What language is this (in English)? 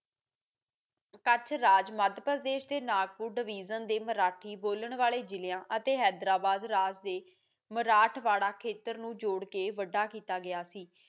Punjabi